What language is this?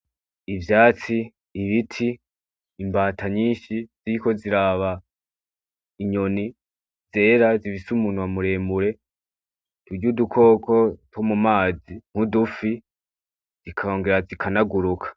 Rundi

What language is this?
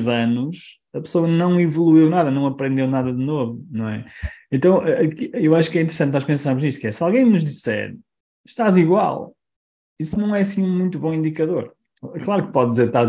Portuguese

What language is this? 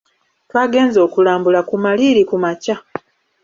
Ganda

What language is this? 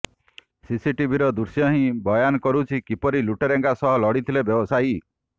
Odia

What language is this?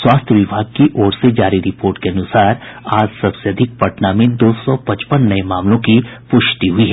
Hindi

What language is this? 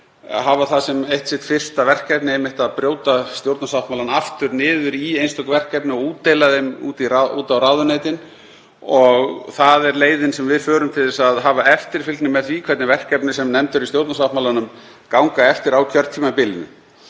Icelandic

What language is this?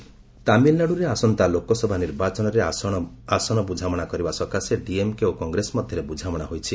Odia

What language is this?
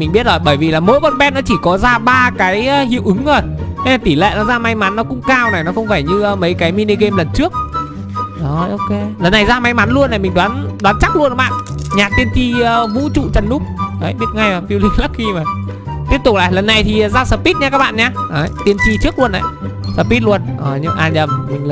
Vietnamese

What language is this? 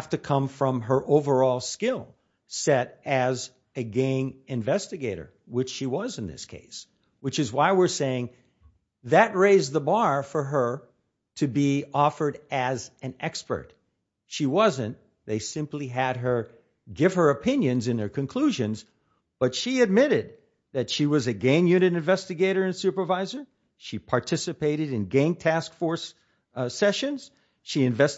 English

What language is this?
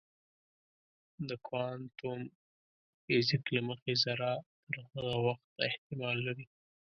Pashto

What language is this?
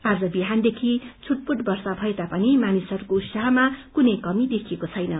Nepali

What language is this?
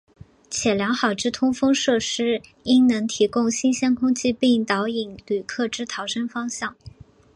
Chinese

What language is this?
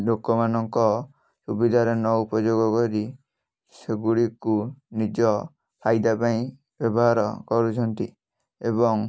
Odia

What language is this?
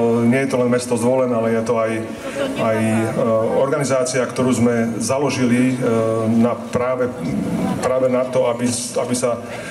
Slovak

